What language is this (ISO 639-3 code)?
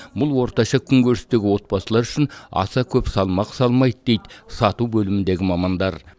kaz